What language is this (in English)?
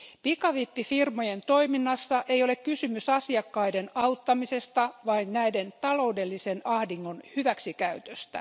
Finnish